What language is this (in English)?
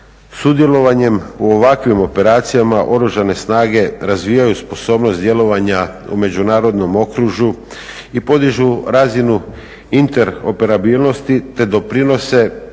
Croatian